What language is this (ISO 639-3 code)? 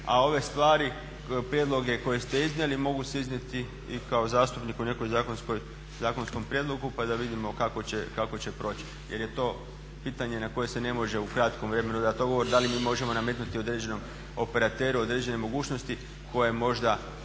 hrv